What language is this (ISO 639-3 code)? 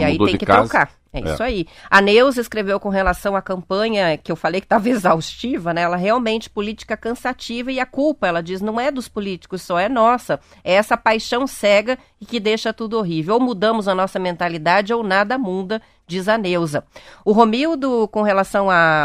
por